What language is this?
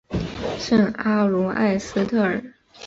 Chinese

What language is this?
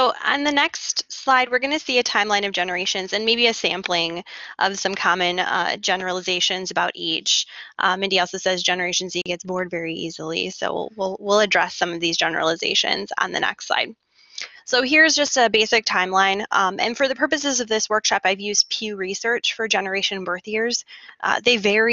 English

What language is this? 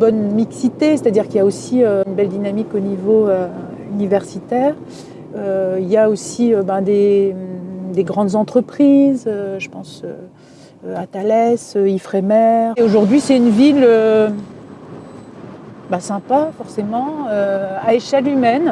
French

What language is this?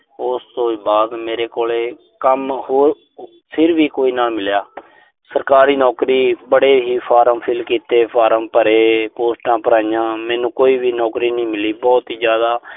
Punjabi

